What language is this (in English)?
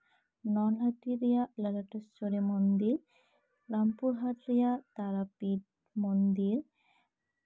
Santali